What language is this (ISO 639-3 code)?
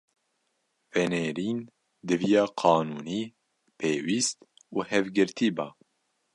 kur